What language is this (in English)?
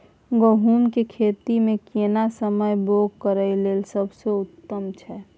Maithili